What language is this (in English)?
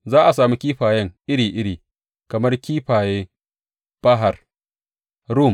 Hausa